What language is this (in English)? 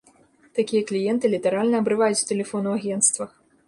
Belarusian